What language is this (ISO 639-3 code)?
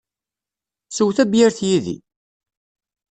kab